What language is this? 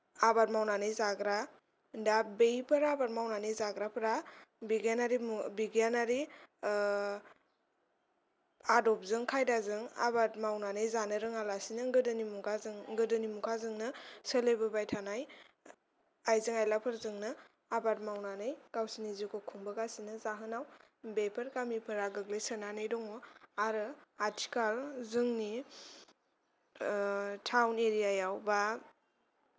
Bodo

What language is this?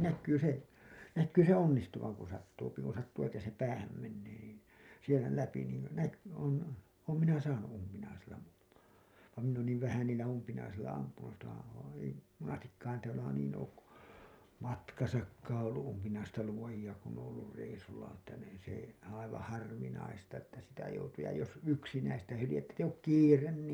Finnish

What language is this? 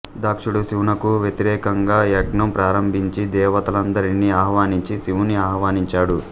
Telugu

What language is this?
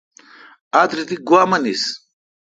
Kalkoti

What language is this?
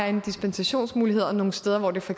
Danish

